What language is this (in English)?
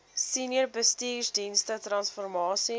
Afrikaans